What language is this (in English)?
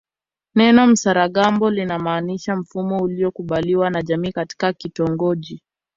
Swahili